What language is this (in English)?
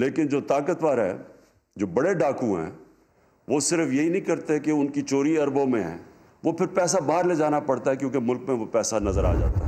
Urdu